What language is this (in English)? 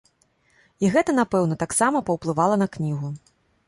Belarusian